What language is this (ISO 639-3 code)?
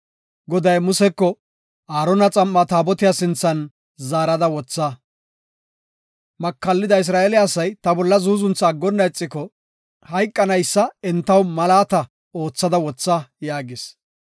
gof